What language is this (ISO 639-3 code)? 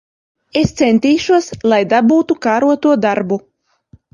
lav